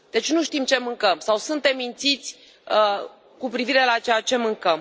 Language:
Romanian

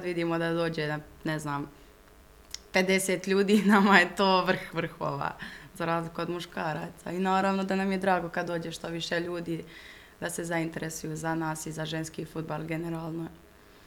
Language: Croatian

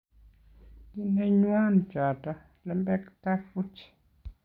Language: Kalenjin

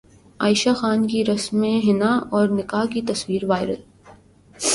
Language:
Urdu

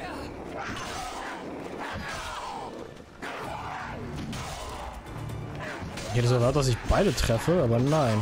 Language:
German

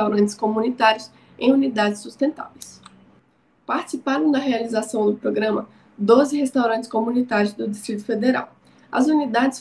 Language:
Portuguese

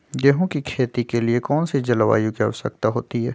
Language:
Magahi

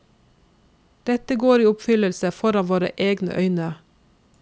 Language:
Norwegian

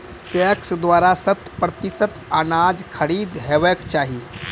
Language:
Maithili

